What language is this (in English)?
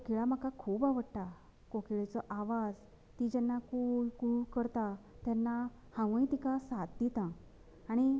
Konkani